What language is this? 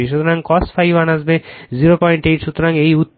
Bangla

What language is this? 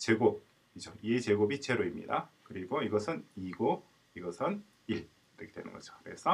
Korean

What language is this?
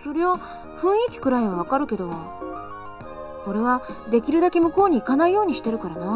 Japanese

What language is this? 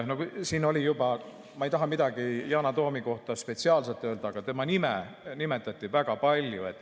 Estonian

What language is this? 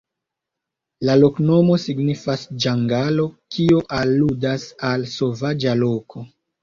Esperanto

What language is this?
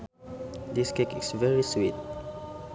Sundanese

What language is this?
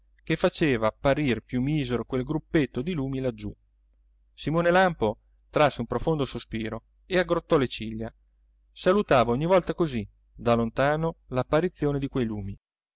Italian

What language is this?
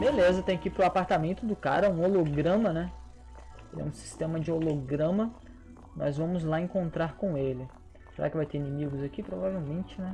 Portuguese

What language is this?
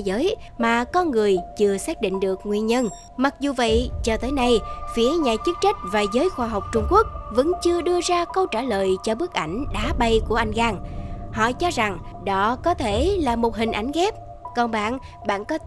Vietnamese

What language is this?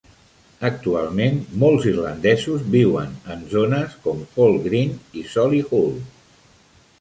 Catalan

